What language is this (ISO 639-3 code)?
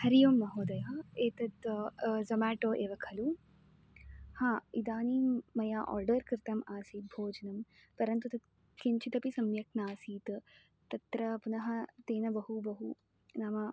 san